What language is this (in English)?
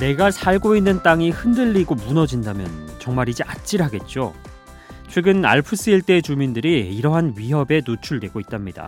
Korean